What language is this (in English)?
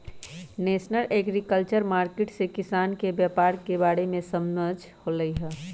Magahi